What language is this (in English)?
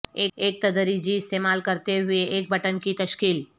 Urdu